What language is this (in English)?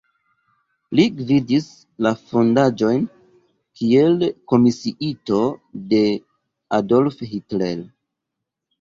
Esperanto